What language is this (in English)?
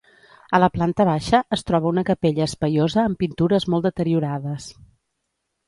Catalan